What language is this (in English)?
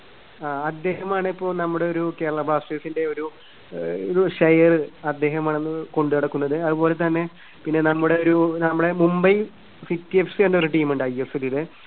Malayalam